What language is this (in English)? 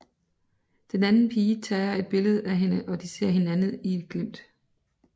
Danish